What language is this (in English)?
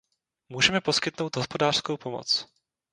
Czech